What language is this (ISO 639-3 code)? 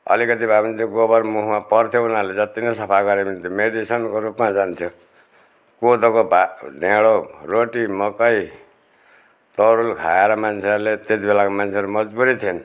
nep